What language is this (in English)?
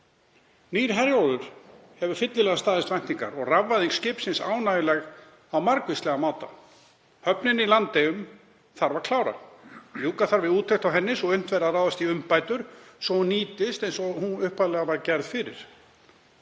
Icelandic